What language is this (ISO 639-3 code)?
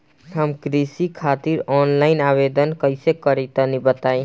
bho